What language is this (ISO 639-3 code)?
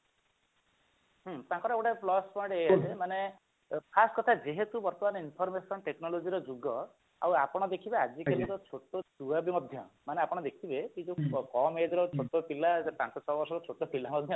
ori